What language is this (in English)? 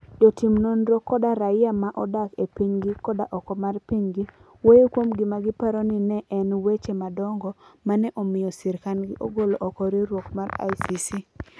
Luo (Kenya and Tanzania)